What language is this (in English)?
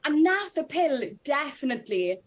Welsh